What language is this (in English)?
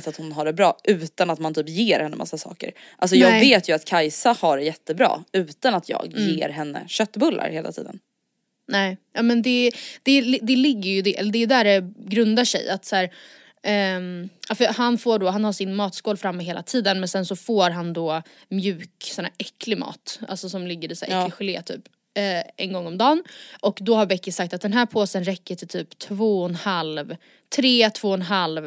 Swedish